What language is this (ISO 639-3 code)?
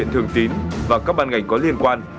vie